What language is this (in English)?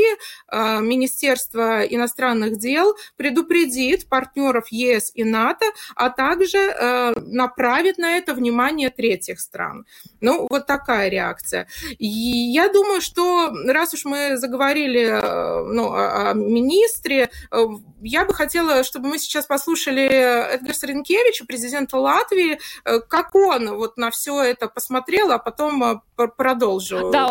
Russian